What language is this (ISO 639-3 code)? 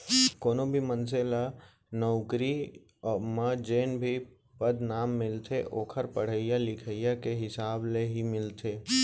hne